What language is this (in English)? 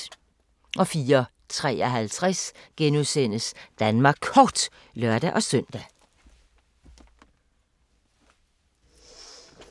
Danish